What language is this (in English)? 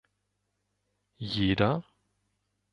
German